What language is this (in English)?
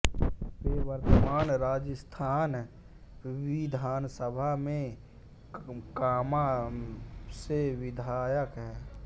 Hindi